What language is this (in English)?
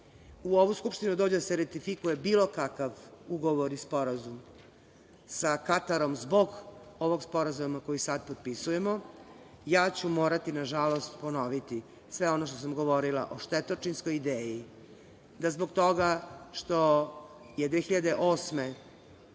Serbian